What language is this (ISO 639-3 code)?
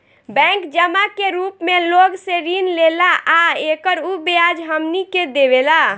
bho